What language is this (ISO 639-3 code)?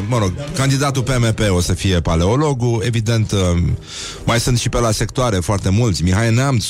ron